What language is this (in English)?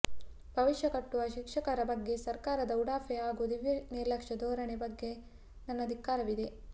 Kannada